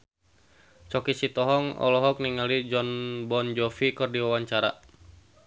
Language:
Sundanese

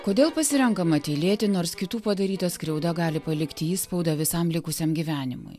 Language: Lithuanian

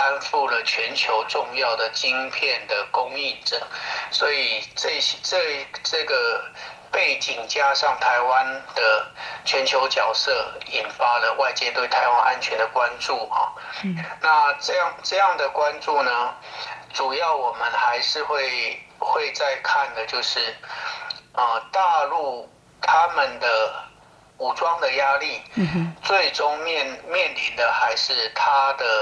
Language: Chinese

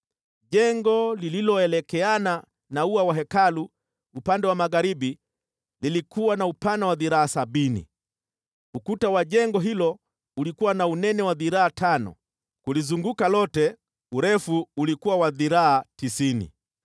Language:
Swahili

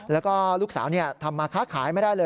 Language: Thai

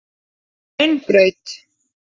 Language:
Icelandic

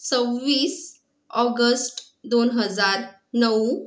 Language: Marathi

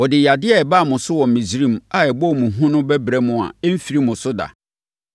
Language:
Akan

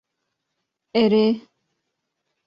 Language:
Kurdish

